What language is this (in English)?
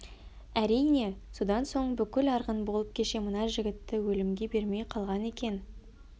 Kazakh